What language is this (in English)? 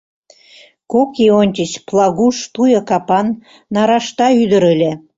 Mari